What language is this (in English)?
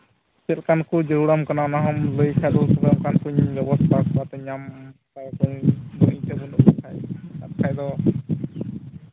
Santali